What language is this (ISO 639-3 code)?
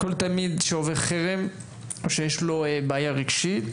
heb